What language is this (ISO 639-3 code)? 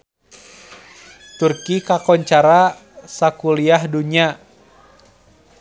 sun